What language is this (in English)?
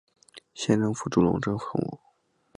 Chinese